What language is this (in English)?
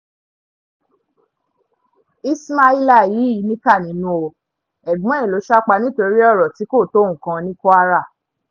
Yoruba